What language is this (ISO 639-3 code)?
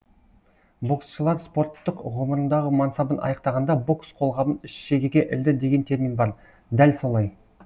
kaz